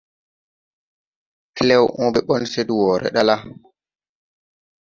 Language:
Tupuri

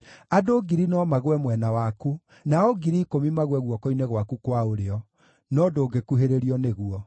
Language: Kikuyu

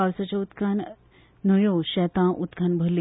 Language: Konkani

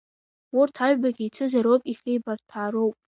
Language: Abkhazian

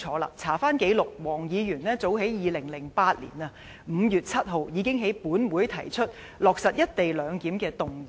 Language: Cantonese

